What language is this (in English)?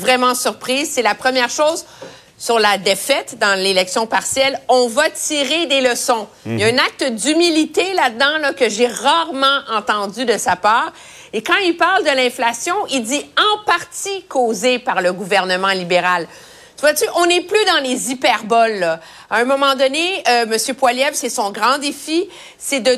French